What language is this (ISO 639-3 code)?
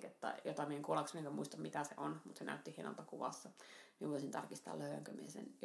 fin